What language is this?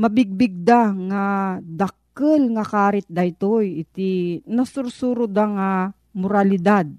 Filipino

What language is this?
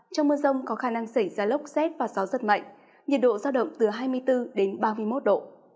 Vietnamese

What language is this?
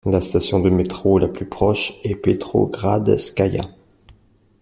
French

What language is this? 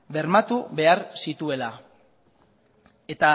Basque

